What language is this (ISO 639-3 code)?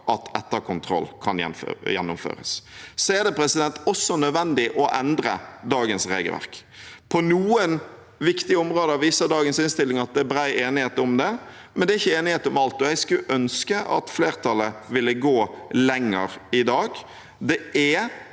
nor